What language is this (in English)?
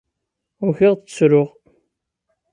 Kabyle